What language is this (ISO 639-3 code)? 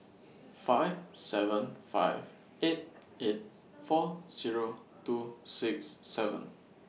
eng